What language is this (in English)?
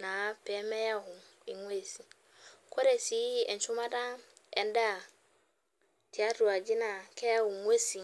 Masai